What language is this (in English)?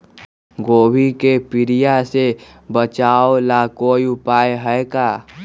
Magahi